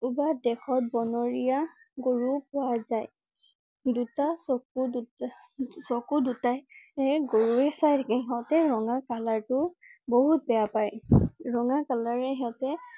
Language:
Assamese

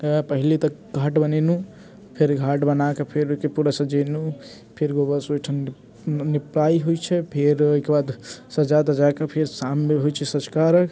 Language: Maithili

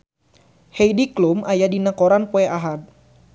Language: Sundanese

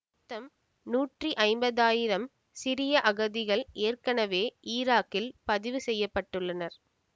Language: Tamil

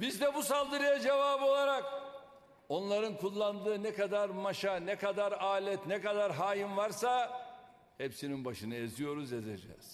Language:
Turkish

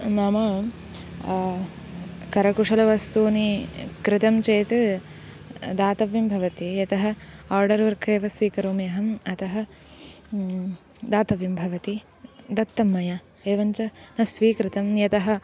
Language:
Sanskrit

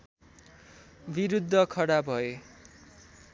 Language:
Nepali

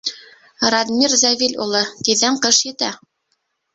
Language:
Bashkir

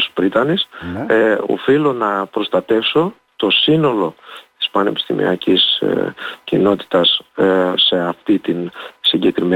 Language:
Greek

